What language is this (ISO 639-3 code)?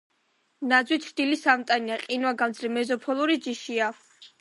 kat